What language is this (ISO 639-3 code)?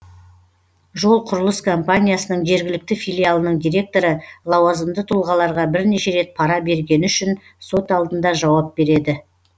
kaz